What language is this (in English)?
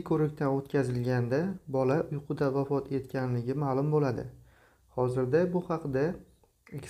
Turkish